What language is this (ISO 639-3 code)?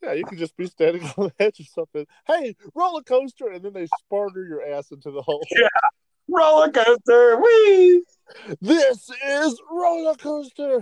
eng